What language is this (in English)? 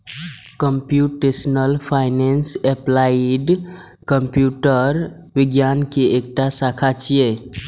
Maithili